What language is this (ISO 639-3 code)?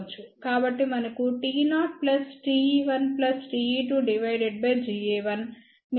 tel